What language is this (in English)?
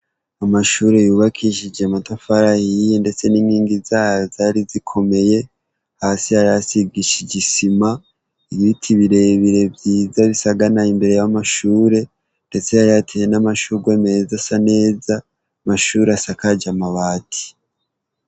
Rundi